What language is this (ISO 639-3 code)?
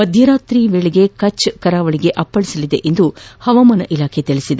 kan